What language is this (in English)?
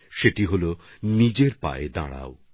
Bangla